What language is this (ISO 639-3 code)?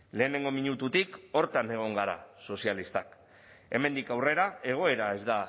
eus